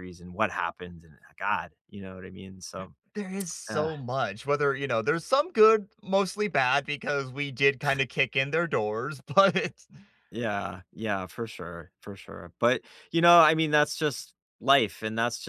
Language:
English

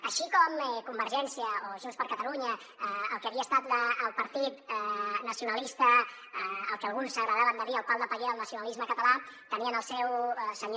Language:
Catalan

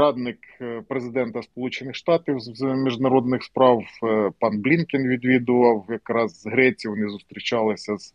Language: Ukrainian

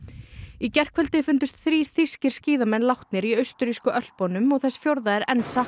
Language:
Icelandic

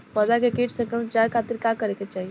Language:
Bhojpuri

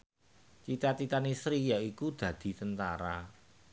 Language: Javanese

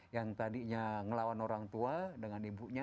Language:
Indonesian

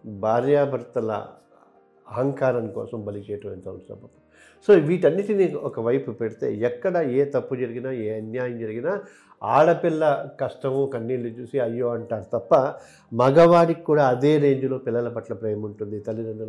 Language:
Telugu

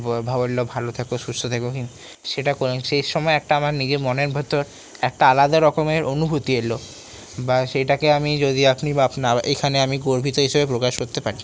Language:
Bangla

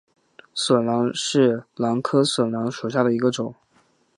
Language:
Chinese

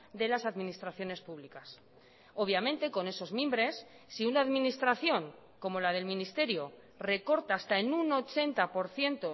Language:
Spanish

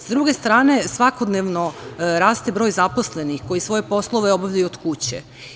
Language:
Serbian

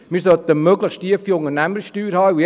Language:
Swiss German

